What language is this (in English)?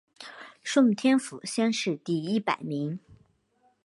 Chinese